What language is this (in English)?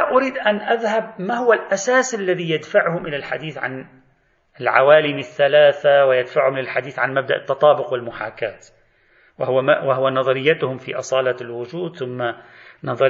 Arabic